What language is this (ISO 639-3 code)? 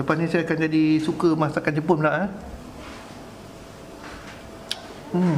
msa